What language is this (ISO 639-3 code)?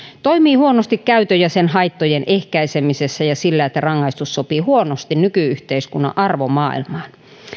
fin